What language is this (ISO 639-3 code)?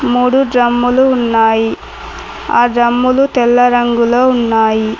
tel